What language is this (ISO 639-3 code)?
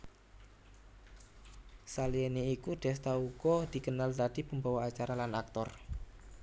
jav